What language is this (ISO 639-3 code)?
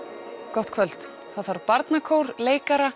isl